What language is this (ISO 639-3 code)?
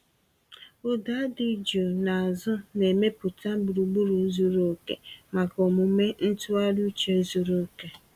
ibo